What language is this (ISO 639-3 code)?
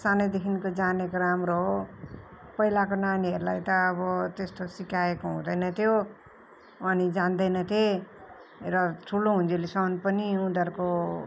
nep